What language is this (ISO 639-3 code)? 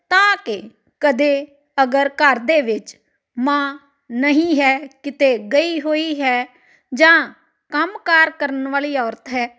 pan